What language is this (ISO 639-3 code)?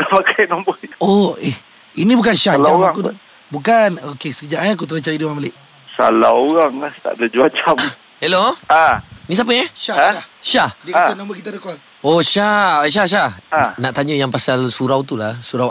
msa